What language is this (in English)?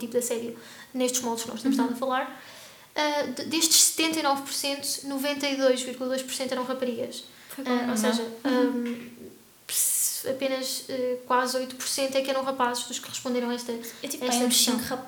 Portuguese